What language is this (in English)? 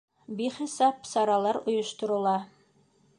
Bashkir